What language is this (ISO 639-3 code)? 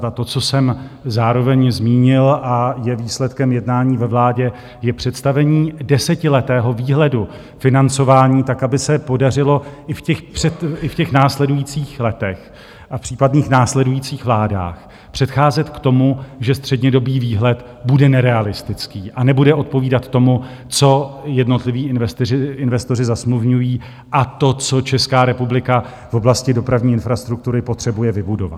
ces